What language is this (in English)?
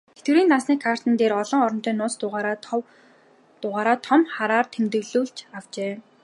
Mongolian